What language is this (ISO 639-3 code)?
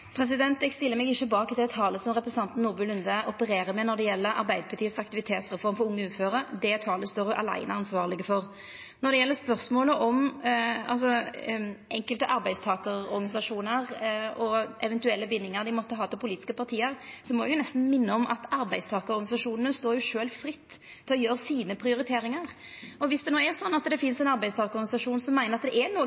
nor